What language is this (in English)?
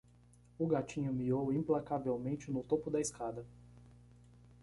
Portuguese